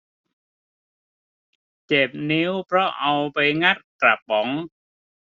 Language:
Thai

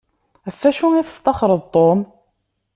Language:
Kabyle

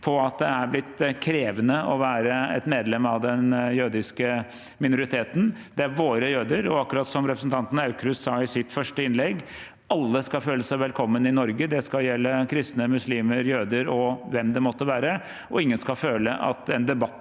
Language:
Norwegian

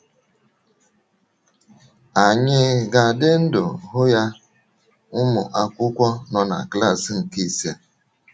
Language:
Igbo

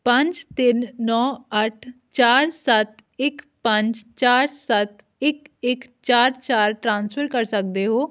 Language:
Punjabi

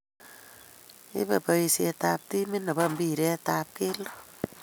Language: Kalenjin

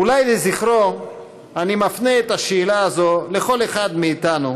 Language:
Hebrew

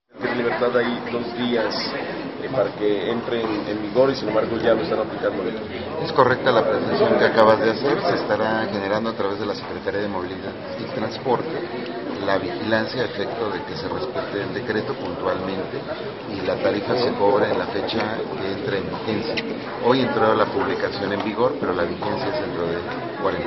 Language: Spanish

